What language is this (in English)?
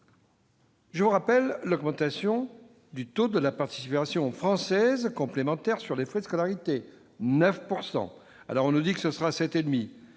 French